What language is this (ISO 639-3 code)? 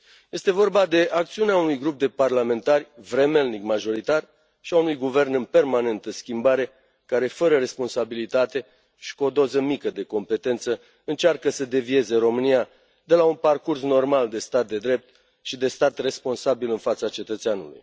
ron